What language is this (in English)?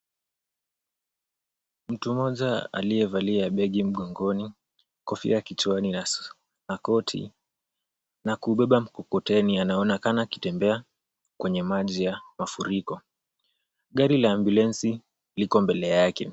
Swahili